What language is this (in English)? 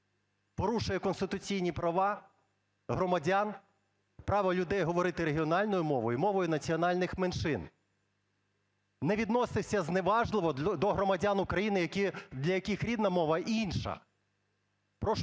Ukrainian